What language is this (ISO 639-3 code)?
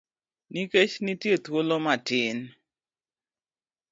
luo